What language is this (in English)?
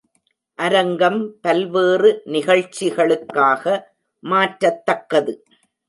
Tamil